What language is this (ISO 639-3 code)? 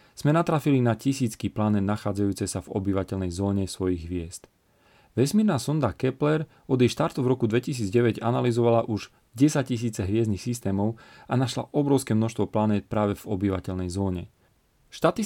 slk